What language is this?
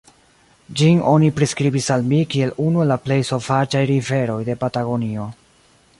Esperanto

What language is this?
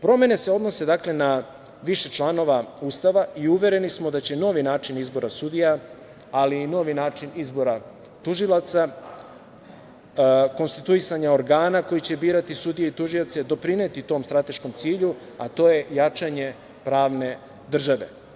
Serbian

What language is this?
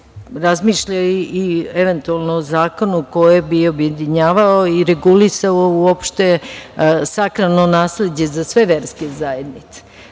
Serbian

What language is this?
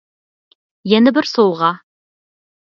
Uyghur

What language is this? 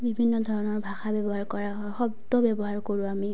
Assamese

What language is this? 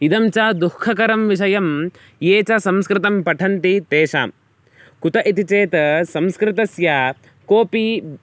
Sanskrit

